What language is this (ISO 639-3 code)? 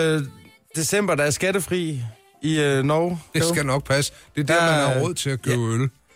dan